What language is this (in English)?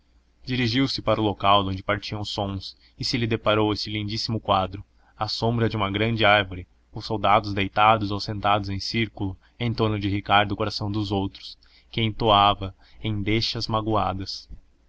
Portuguese